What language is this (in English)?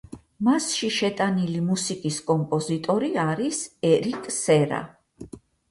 Georgian